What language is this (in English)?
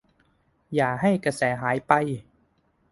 Thai